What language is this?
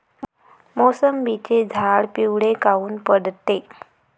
Marathi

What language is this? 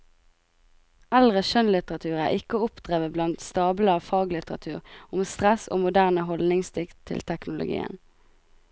Norwegian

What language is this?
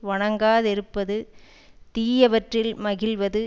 Tamil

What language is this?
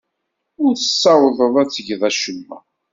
Kabyle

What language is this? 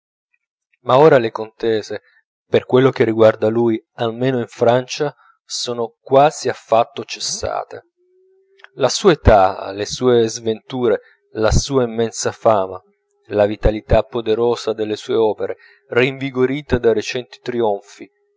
Italian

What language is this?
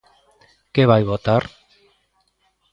Galician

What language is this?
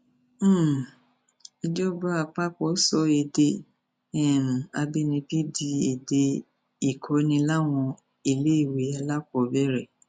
Yoruba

